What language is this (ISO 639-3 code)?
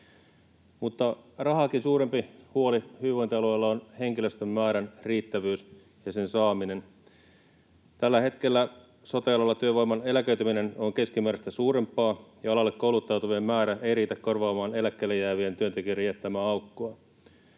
fin